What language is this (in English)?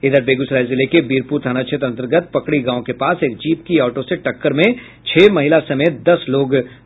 Hindi